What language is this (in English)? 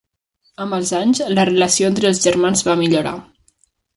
Catalan